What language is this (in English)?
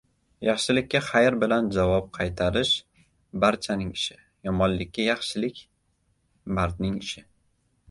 Uzbek